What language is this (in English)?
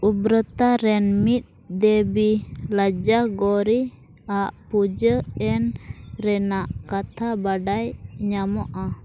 Santali